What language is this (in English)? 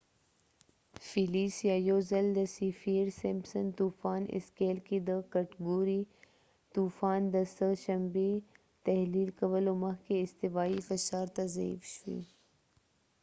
Pashto